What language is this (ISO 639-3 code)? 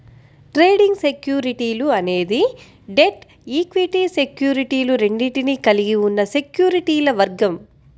tel